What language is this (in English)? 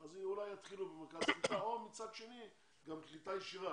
Hebrew